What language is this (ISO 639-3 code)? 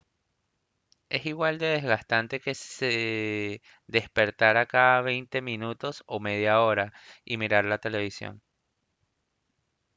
spa